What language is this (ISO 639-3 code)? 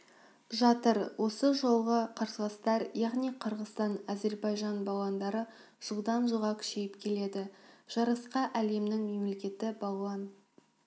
kaz